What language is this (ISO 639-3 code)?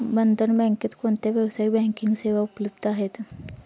mar